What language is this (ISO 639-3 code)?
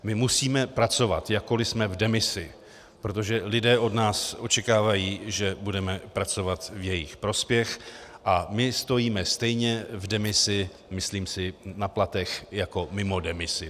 ces